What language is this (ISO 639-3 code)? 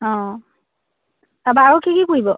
asm